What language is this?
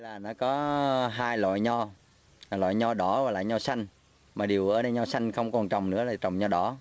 Vietnamese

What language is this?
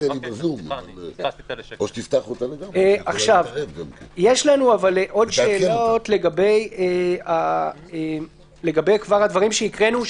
Hebrew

